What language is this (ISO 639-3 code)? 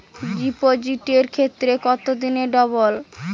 ben